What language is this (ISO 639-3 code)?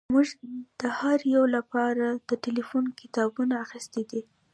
pus